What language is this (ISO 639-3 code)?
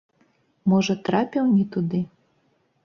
bel